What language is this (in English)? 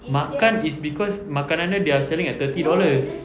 English